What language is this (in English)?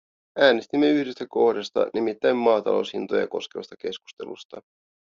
Finnish